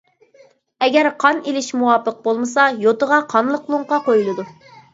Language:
Uyghur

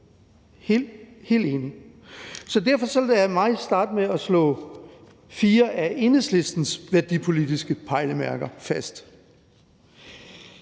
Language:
Danish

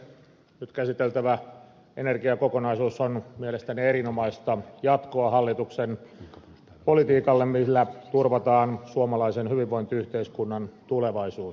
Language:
Finnish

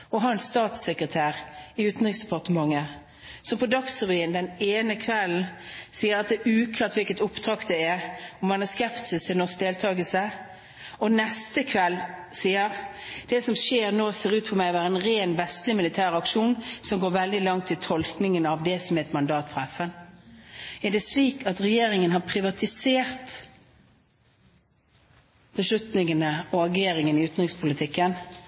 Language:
Norwegian Bokmål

